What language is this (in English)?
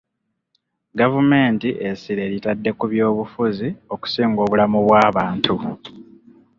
Ganda